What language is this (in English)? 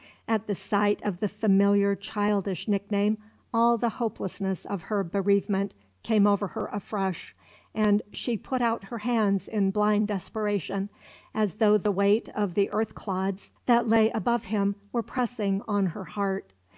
English